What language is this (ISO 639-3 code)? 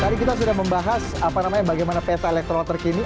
ind